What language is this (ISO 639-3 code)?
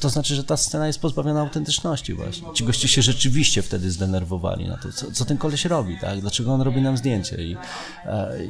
pol